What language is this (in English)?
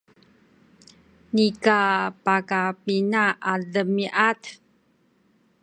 Sakizaya